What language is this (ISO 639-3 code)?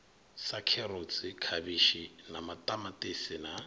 ven